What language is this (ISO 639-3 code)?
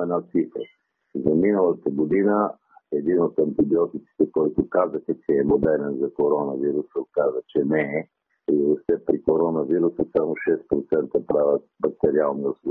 bul